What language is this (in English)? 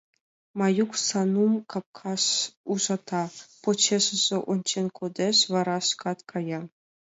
Mari